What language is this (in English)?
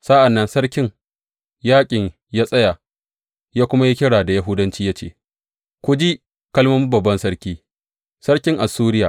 Hausa